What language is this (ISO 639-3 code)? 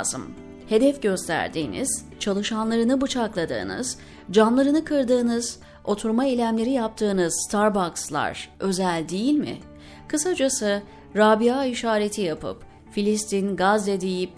tur